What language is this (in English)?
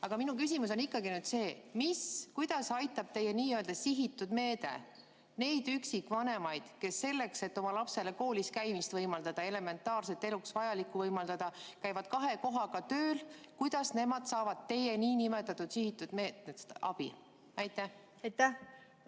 Estonian